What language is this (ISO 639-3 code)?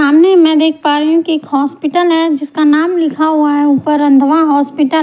hin